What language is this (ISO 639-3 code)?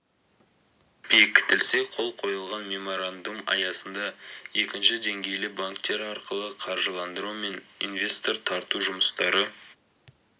kaz